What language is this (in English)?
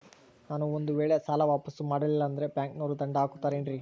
Kannada